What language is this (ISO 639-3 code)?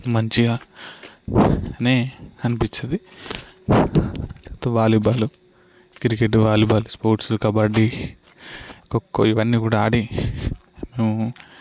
tel